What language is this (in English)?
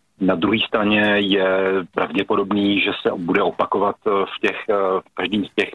Czech